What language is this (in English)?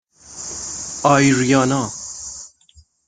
Persian